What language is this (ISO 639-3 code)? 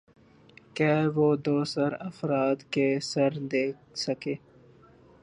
urd